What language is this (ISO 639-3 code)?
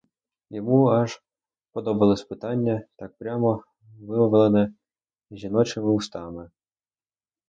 ukr